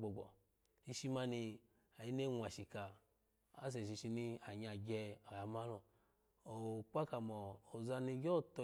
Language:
Alago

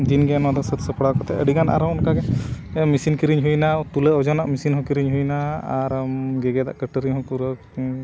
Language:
Santali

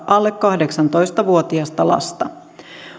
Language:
Finnish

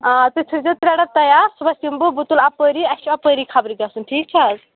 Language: Kashmiri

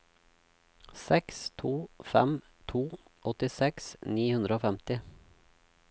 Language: Norwegian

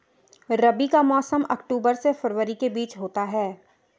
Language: Hindi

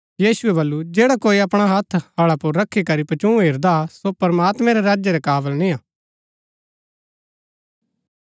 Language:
Gaddi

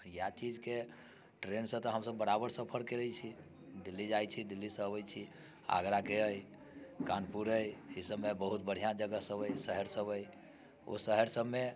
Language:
Maithili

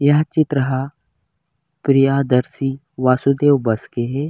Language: Chhattisgarhi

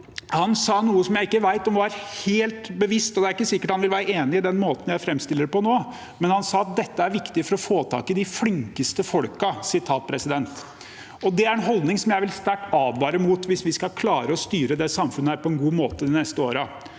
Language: Norwegian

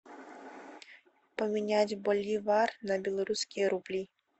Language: Russian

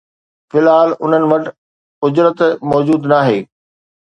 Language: Sindhi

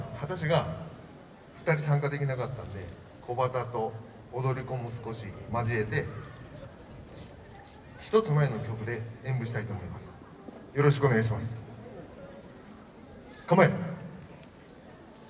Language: Japanese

